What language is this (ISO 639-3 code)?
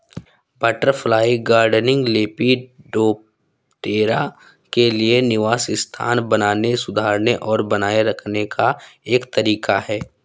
hin